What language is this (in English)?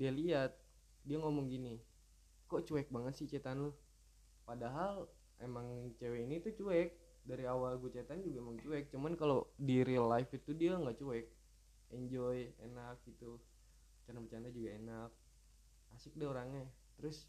Indonesian